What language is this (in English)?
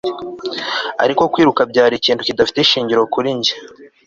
Kinyarwanda